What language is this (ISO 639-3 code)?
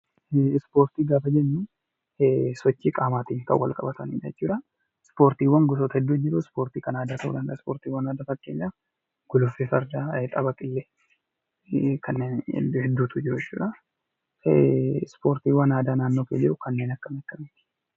orm